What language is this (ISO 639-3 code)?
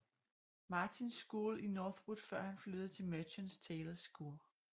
dan